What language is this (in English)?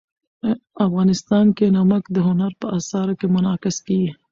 Pashto